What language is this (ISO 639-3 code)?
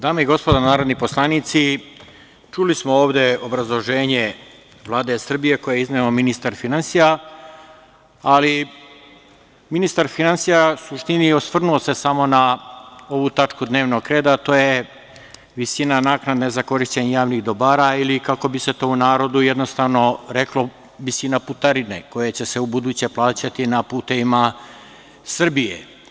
srp